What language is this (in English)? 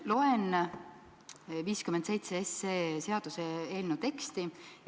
Estonian